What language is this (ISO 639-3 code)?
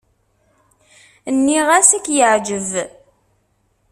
kab